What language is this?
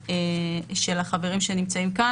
Hebrew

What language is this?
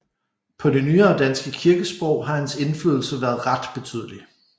Danish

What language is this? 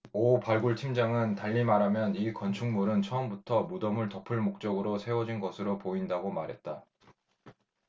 Korean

